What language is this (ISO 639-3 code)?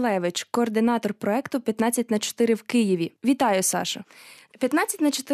ukr